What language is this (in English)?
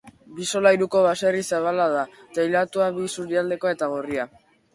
Basque